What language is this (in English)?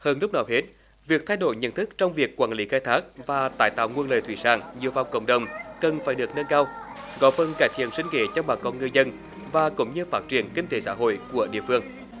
Vietnamese